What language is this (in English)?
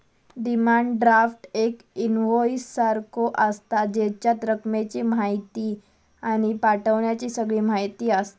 Marathi